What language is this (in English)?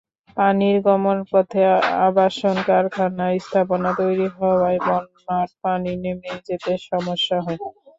Bangla